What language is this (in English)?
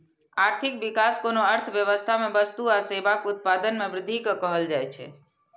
Maithili